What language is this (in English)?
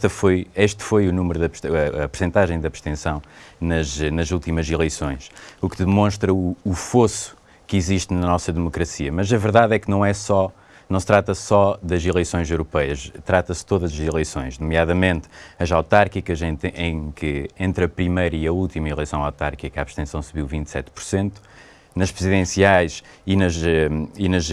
Portuguese